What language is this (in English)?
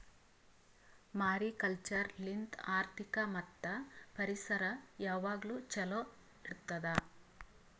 Kannada